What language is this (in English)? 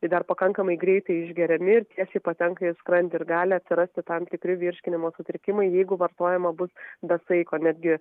Lithuanian